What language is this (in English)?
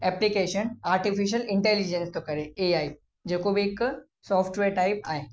Sindhi